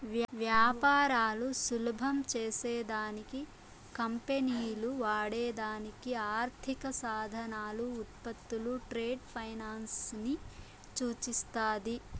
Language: Telugu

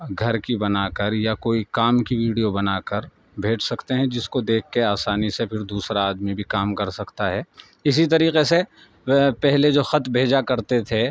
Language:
Urdu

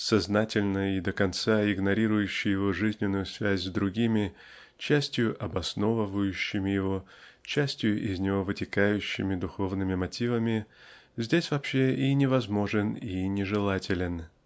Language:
Russian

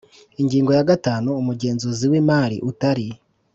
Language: Kinyarwanda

